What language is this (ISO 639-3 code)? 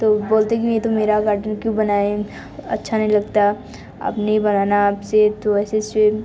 hin